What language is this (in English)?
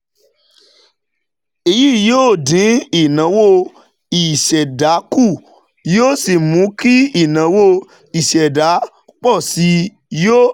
Yoruba